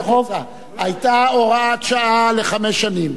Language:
Hebrew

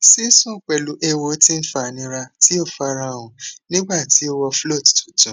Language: Yoruba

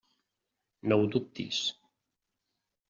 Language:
Catalan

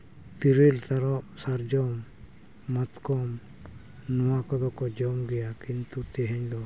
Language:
Santali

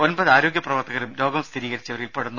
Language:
Malayalam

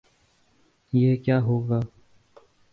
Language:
Urdu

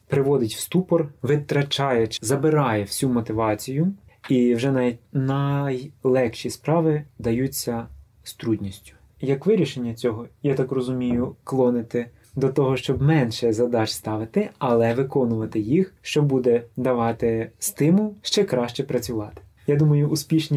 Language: Russian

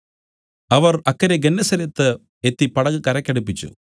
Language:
Malayalam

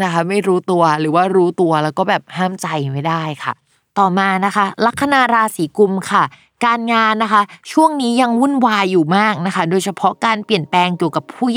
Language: Thai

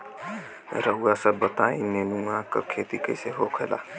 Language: Bhojpuri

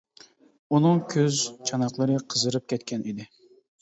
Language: Uyghur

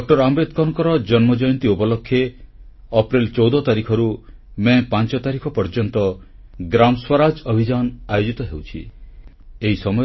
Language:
Odia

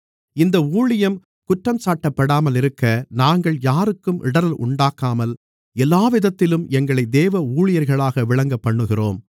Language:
Tamil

